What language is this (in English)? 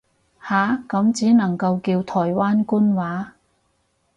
Cantonese